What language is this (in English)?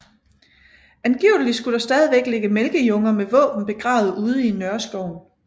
Danish